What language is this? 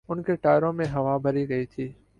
Urdu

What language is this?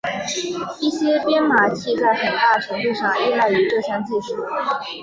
Chinese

